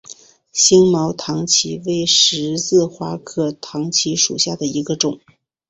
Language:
Chinese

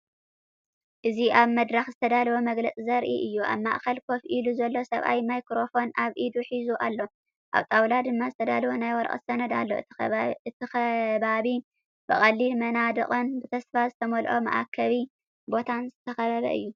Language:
Tigrinya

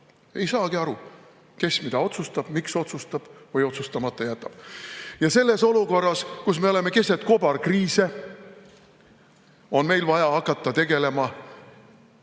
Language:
Estonian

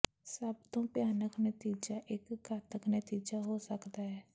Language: Punjabi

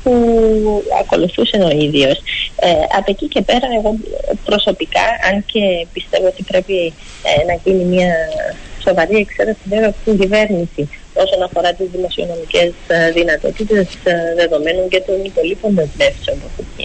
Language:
Greek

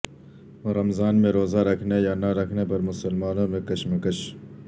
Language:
Urdu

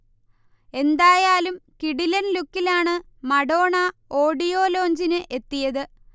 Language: Malayalam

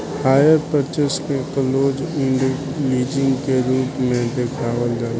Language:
Bhojpuri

